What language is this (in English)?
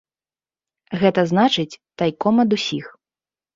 Belarusian